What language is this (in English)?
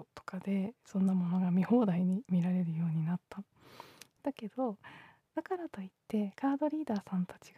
Japanese